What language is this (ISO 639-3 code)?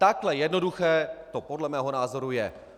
ces